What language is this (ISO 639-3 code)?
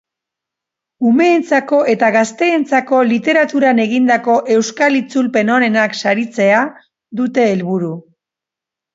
eus